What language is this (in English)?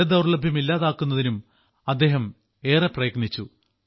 Malayalam